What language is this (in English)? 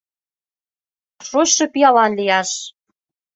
Mari